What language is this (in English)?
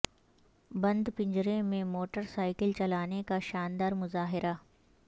Urdu